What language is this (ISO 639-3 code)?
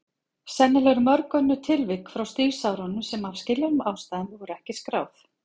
isl